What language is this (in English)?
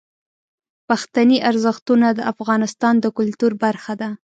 Pashto